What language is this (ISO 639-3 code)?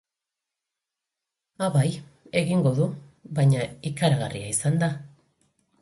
eus